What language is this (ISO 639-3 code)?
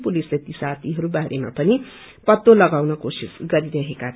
nep